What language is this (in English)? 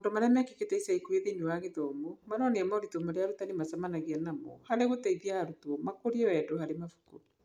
Kikuyu